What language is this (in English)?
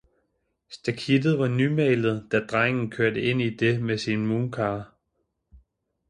Danish